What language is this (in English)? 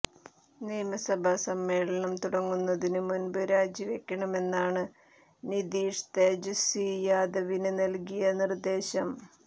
Malayalam